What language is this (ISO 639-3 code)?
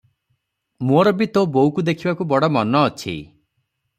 ori